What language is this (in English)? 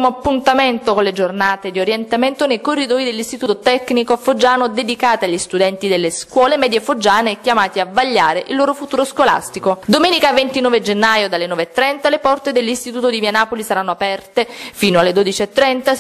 Italian